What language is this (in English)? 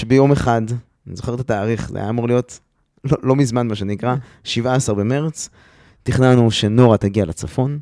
Hebrew